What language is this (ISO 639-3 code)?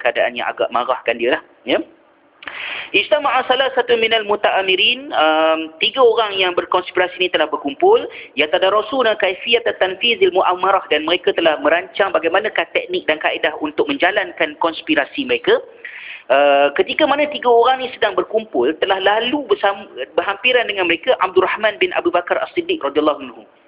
msa